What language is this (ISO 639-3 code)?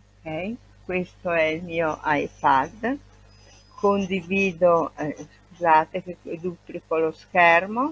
ita